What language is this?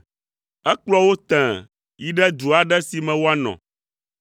Ewe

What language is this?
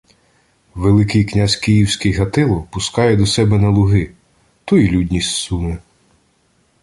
Ukrainian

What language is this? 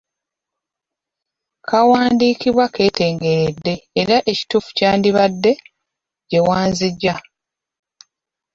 Ganda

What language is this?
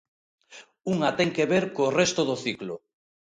Galician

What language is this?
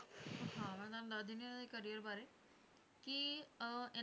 Punjabi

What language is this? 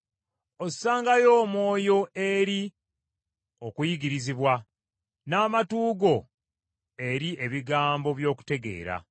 Ganda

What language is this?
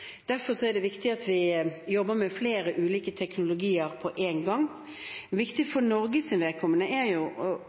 Norwegian Bokmål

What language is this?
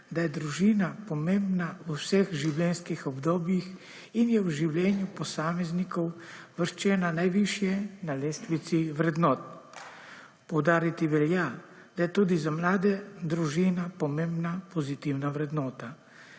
Slovenian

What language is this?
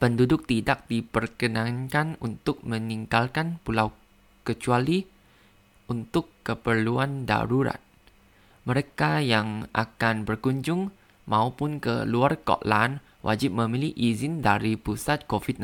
Indonesian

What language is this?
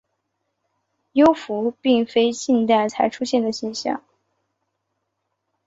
Chinese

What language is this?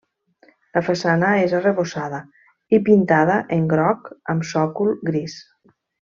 Catalan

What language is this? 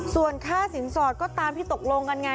Thai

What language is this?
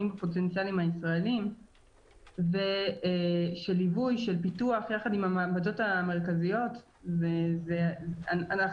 Hebrew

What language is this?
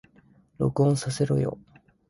Japanese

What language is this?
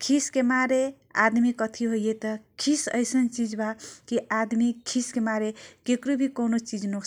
Kochila Tharu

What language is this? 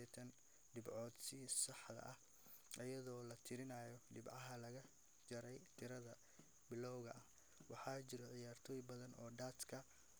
Somali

